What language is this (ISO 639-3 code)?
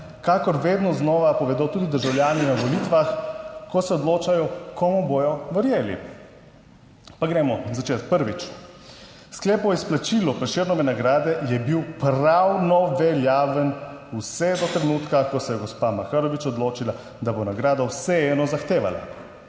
slv